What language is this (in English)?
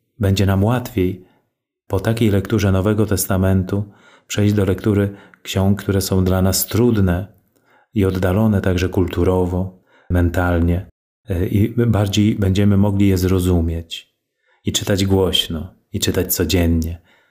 Polish